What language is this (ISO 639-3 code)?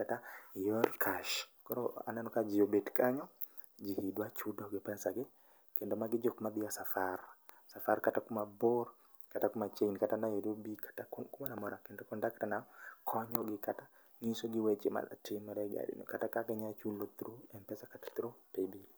luo